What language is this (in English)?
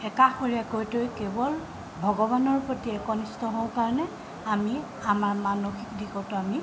Assamese